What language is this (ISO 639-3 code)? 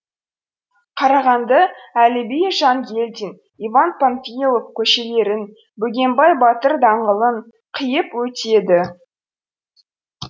kaz